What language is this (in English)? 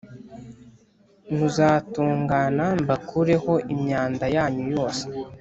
Kinyarwanda